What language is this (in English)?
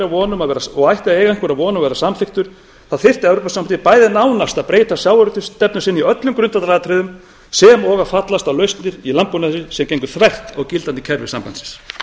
Icelandic